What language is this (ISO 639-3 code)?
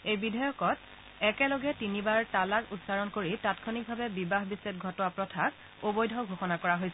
asm